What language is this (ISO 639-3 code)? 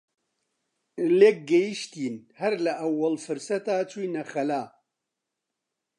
ckb